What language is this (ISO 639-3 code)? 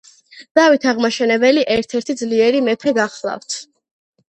kat